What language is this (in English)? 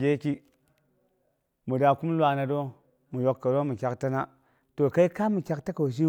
Boghom